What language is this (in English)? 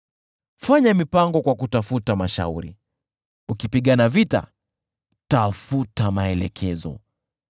Swahili